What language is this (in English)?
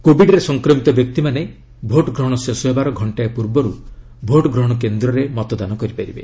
Odia